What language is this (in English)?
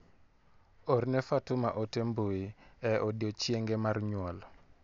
Luo (Kenya and Tanzania)